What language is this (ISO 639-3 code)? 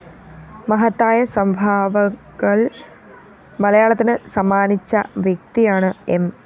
mal